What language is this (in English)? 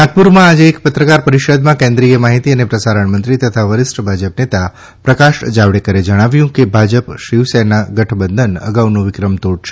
Gujarati